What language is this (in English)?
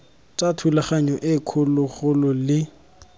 Tswana